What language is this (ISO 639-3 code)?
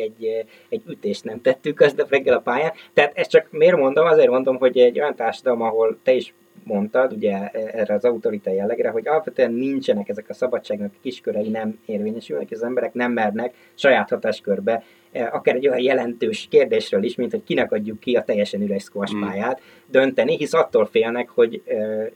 hun